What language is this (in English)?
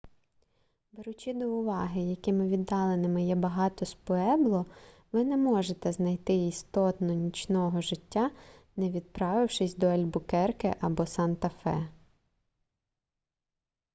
Ukrainian